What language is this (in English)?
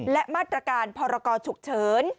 Thai